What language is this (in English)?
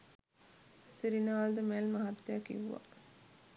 Sinhala